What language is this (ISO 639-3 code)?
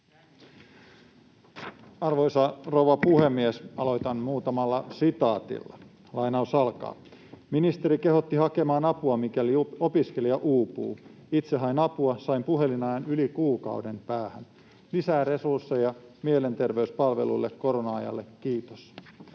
fin